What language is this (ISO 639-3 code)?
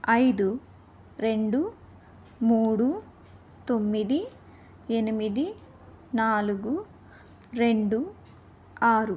tel